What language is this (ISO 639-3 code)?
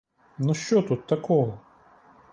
ukr